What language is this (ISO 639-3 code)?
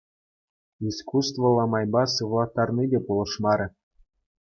chv